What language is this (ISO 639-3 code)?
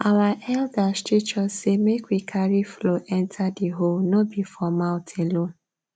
pcm